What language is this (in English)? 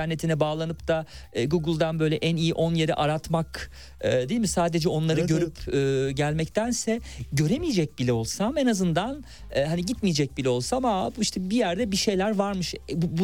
Turkish